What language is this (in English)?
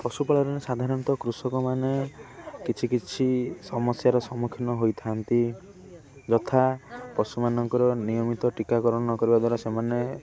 Odia